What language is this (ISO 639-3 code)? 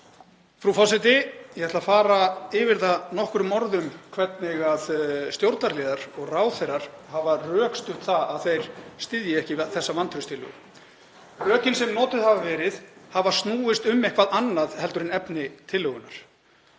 isl